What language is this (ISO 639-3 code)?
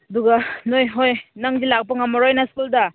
mni